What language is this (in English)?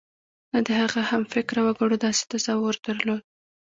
Pashto